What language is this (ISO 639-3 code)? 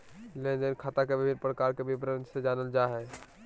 mag